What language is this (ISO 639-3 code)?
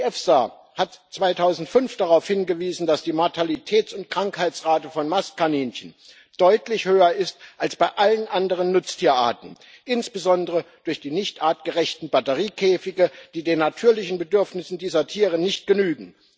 deu